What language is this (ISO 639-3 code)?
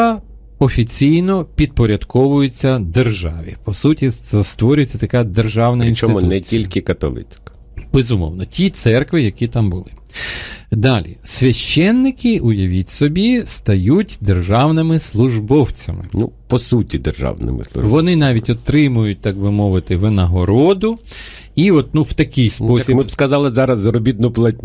ukr